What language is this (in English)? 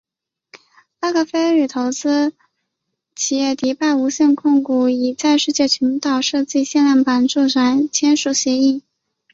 Chinese